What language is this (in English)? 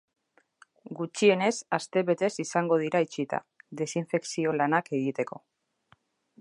Basque